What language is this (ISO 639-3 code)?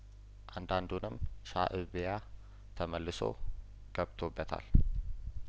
amh